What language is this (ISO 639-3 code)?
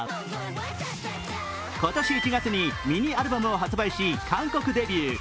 jpn